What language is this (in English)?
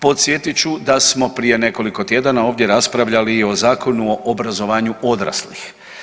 Croatian